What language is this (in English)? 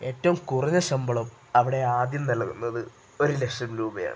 Malayalam